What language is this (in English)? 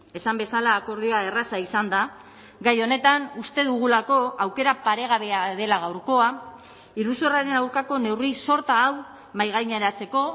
Basque